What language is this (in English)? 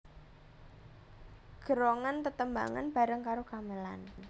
Javanese